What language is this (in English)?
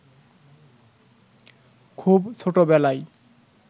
Bangla